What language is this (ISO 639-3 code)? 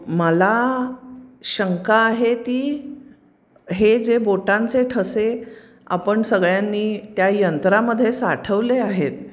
mar